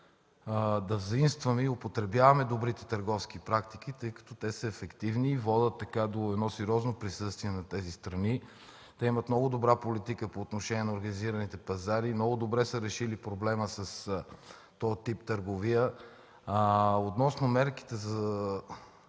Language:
Bulgarian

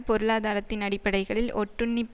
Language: Tamil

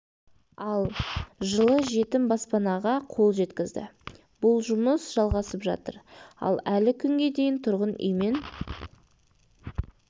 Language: Kazakh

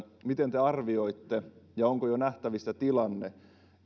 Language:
Finnish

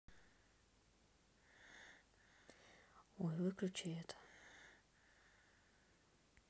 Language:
Russian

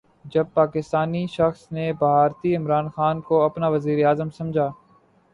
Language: Urdu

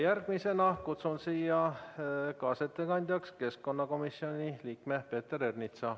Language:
Estonian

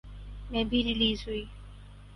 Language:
Urdu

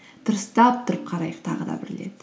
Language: Kazakh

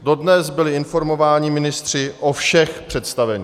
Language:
Czech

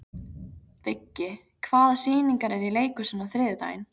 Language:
Icelandic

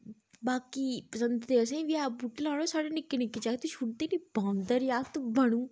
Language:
Dogri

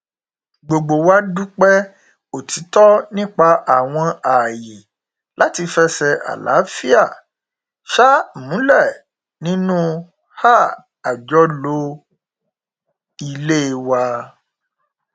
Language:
Yoruba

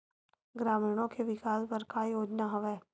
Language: Chhattisgarhi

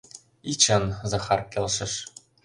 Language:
Mari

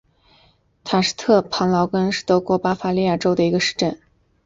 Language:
Chinese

